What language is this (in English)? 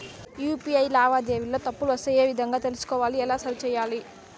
Telugu